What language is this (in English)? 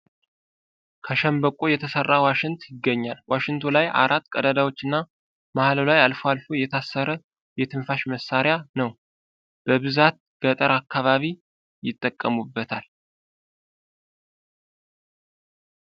Amharic